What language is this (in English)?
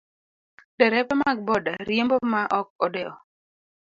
Luo (Kenya and Tanzania)